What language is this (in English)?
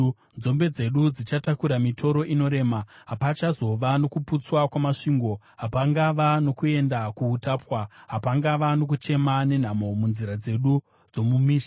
Shona